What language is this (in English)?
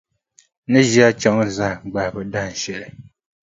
Dagbani